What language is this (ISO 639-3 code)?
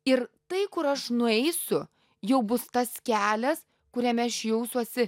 lit